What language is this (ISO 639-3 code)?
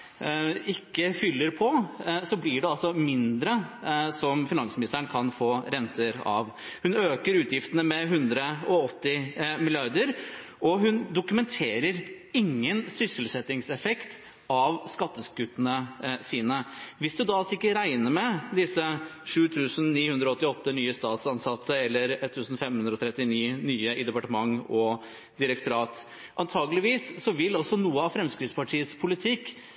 nob